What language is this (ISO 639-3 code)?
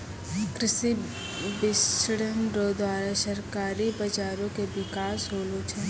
mai